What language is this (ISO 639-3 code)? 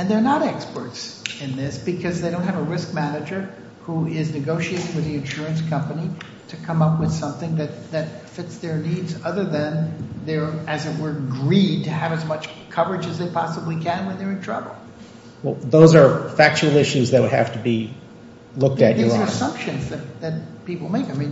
eng